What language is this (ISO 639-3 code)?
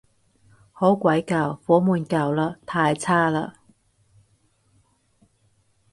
yue